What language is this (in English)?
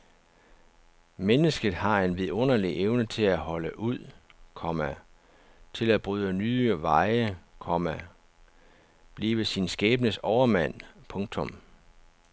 Danish